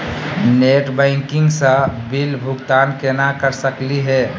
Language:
Magahi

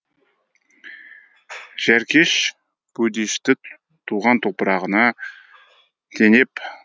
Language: Kazakh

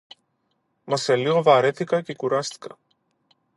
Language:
Greek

